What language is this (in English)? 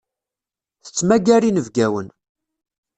Kabyle